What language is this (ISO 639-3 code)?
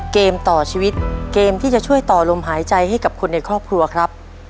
tha